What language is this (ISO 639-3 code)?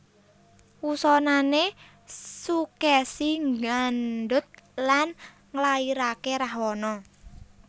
jav